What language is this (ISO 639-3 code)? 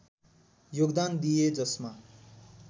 nep